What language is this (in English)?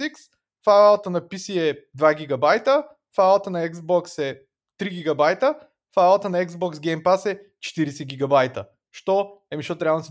Bulgarian